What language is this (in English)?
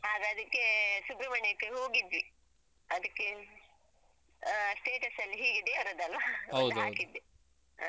Kannada